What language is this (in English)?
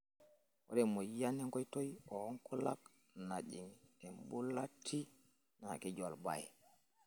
Masai